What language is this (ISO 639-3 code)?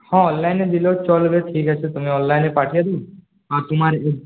ben